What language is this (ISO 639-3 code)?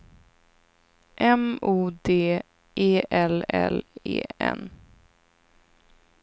swe